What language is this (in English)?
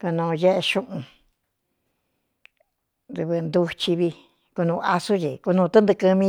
Cuyamecalco Mixtec